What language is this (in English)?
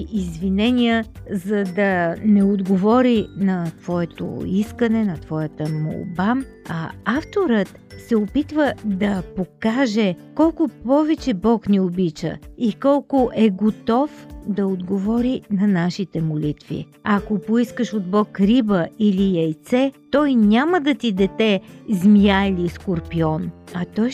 Bulgarian